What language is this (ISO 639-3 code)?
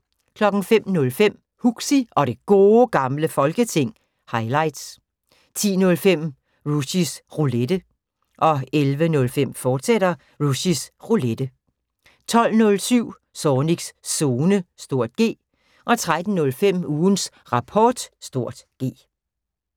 dan